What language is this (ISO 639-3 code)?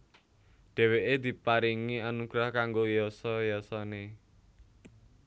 jav